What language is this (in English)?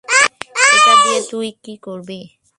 Bangla